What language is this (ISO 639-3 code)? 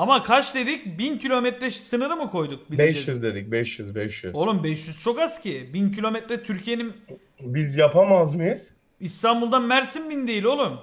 tur